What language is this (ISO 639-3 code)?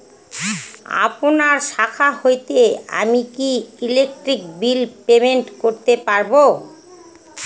ben